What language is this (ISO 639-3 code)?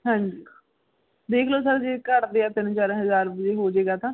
pan